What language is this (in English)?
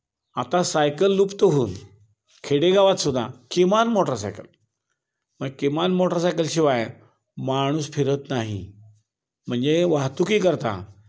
Marathi